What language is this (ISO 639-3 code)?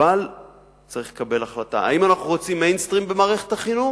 heb